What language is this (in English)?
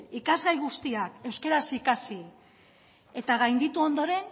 Basque